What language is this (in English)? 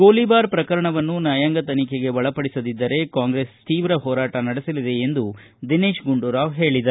Kannada